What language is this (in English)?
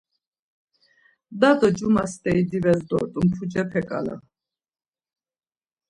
Laz